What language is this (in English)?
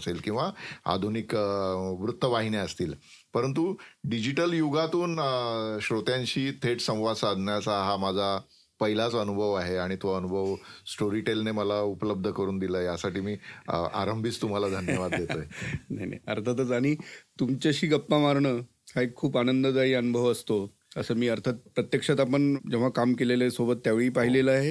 Marathi